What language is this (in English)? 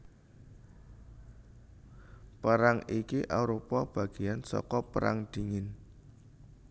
Javanese